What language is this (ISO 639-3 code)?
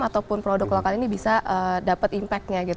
ind